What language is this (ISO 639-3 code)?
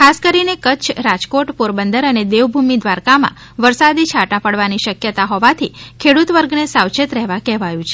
guj